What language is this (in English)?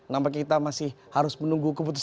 Indonesian